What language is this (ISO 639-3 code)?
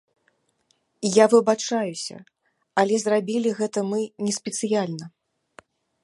bel